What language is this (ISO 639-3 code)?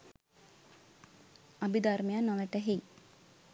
sin